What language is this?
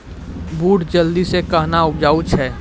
Maithili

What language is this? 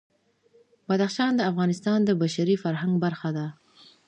Pashto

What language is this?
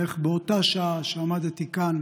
Hebrew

